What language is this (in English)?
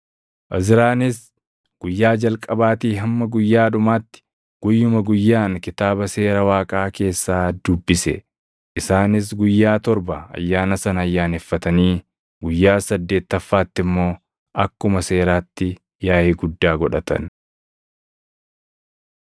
Oromo